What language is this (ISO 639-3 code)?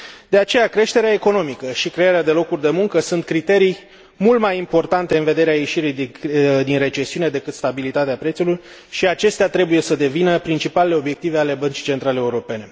ron